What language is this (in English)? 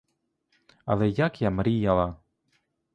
Ukrainian